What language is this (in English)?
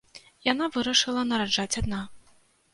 Belarusian